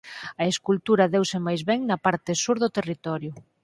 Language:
Galician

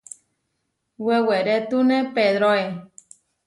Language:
Huarijio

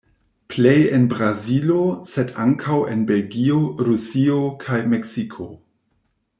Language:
Esperanto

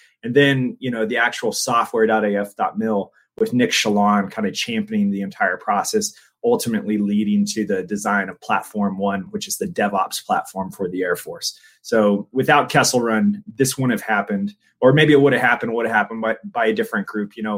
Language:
English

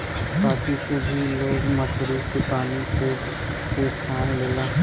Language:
Bhojpuri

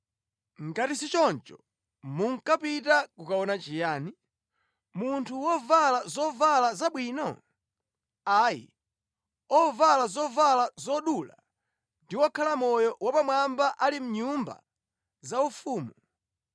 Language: Nyanja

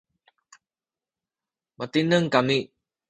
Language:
Sakizaya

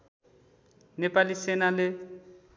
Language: Nepali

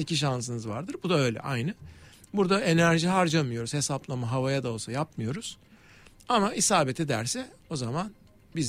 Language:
Turkish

